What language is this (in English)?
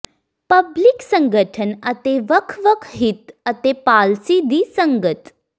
Punjabi